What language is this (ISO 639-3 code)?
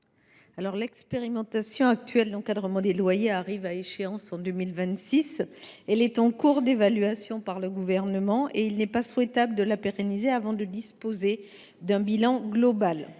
fra